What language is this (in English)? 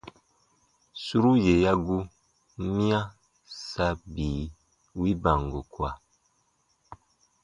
Baatonum